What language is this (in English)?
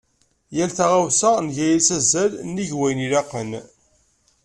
Kabyle